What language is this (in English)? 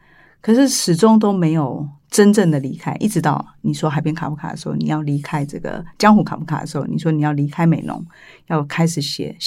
Chinese